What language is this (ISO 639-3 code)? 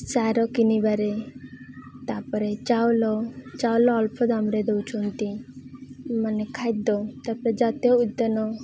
ori